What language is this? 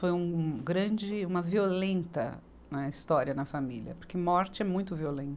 Portuguese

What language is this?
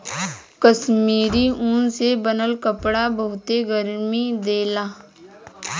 Bhojpuri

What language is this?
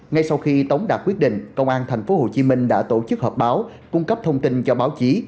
Vietnamese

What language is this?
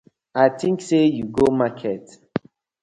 Nigerian Pidgin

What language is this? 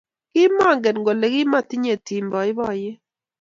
Kalenjin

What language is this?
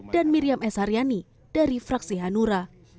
Indonesian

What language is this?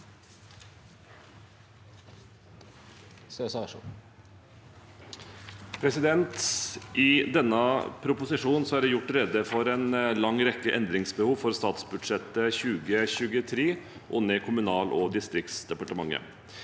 Norwegian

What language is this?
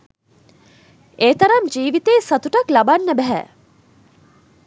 Sinhala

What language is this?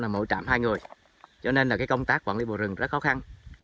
Vietnamese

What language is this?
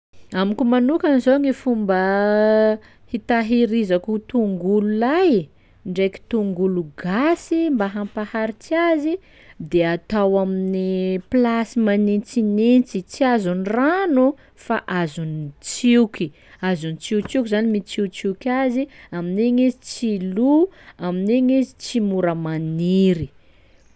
Sakalava Malagasy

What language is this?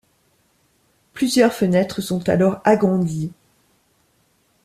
French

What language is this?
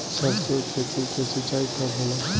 Bhojpuri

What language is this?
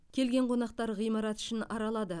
Kazakh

